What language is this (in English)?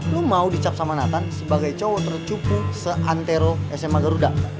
Indonesian